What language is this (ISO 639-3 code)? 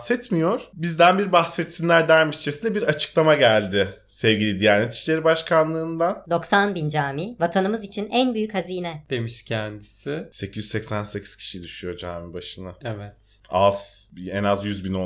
tur